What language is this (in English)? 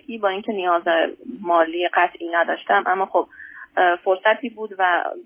Persian